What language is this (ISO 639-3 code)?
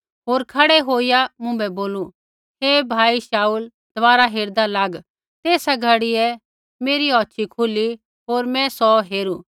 kfx